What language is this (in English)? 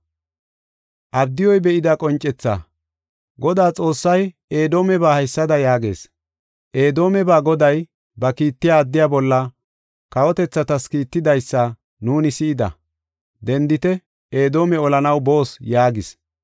Gofa